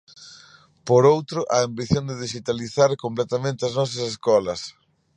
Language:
Galician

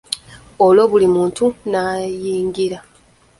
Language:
Ganda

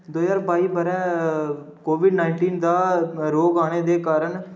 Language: Dogri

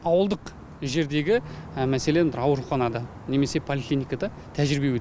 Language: Kazakh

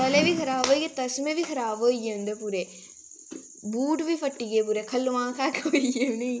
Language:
Dogri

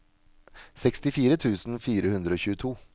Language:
Norwegian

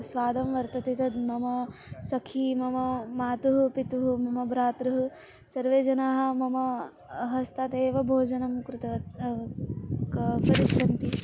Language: Sanskrit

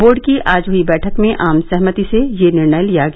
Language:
Hindi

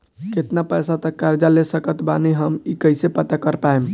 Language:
Bhojpuri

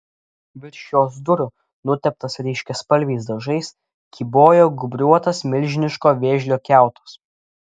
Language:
Lithuanian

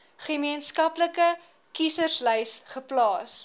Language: Afrikaans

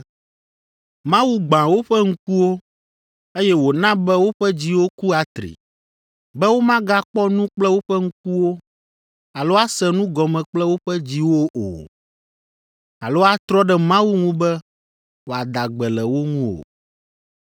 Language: Ewe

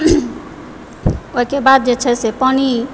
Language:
Maithili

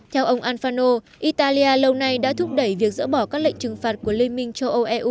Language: Vietnamese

